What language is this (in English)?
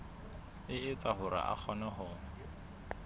Southern Sotho